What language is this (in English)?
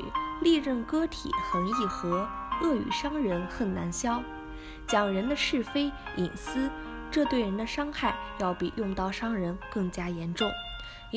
Chinese